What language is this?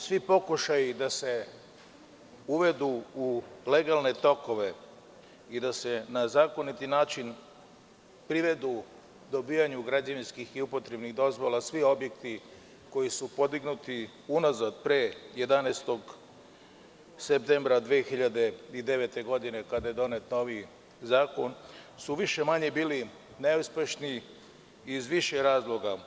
Serbian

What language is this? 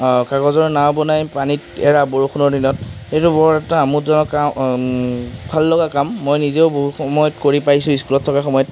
Assamese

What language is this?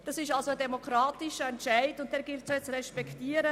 Swiss German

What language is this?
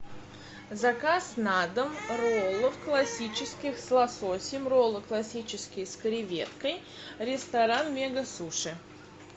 Russian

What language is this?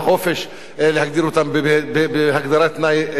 Hebrew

